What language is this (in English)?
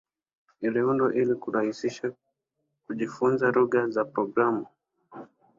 Swahili